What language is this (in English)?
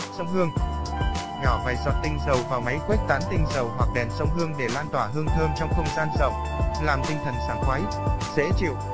Vietnamese